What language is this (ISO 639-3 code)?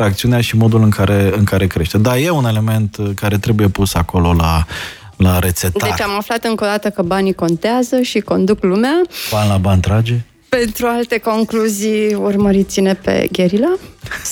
ron